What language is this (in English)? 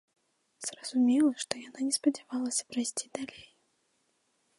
Belarusian